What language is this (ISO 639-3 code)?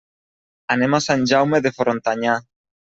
cat